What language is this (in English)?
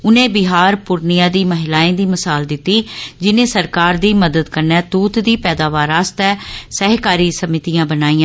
Dogri